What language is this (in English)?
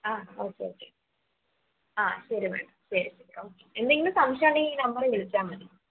Malayalam